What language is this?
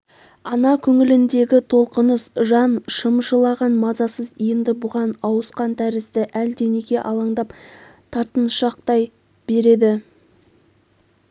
Kazakh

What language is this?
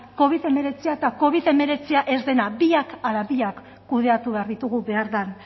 Basque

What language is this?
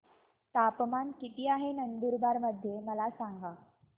Marathi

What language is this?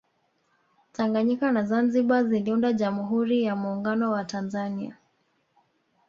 Swahili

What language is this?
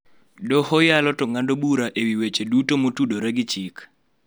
Luo (Kenya and Tanzania)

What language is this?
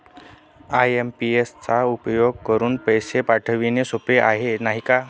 Marathi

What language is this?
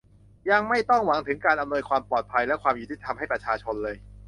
Thai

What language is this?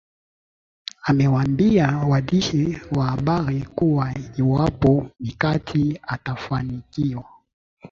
Swahili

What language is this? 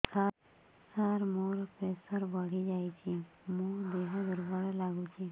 Odia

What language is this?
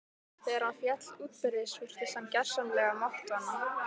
Icelandic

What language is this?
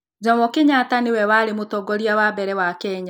Kikuyu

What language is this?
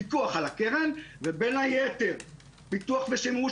Hebrew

